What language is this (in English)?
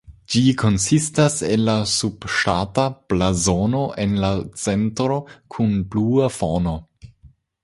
Esperanto